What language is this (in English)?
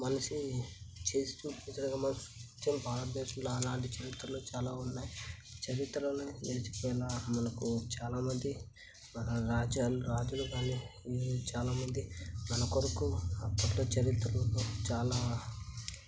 Telugu